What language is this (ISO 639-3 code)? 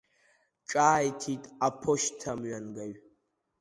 abk